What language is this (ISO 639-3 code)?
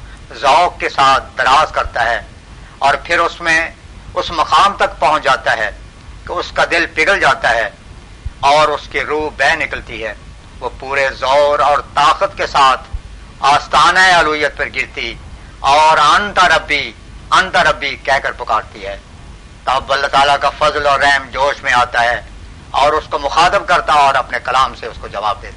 urd